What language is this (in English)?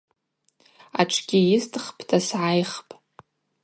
Abaza